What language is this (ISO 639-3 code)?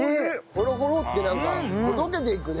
jpn